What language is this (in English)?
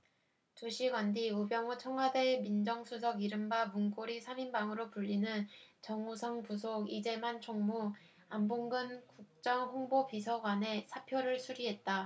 Korean